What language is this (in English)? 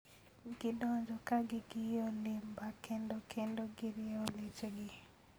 Luo (Kenya and Tanzania)